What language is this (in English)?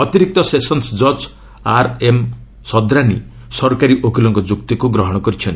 Odia